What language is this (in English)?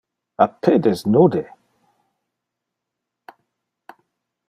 Interlingua